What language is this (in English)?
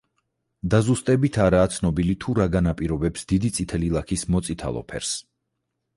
Georgian